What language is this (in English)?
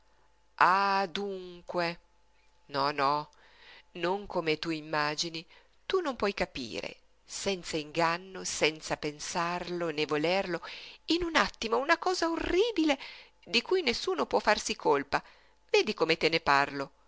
Italian